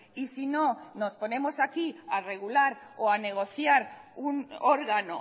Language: Spanish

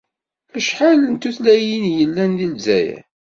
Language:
Kabyle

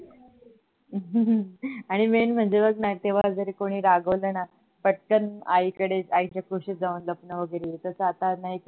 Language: Marathi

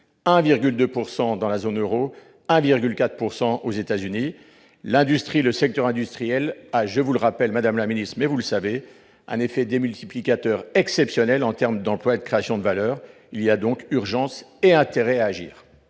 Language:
French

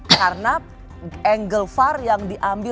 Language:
Indonesian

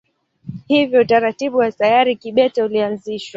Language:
Swahili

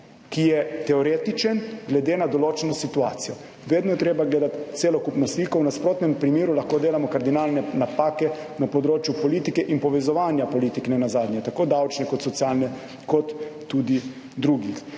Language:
Slovenian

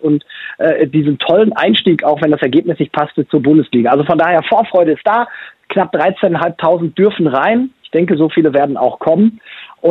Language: German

